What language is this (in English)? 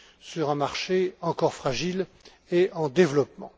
French